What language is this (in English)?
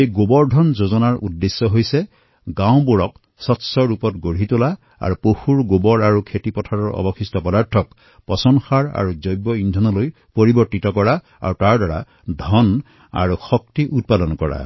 Assamese